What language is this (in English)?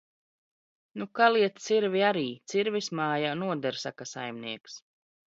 Latvian